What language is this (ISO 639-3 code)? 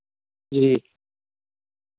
doi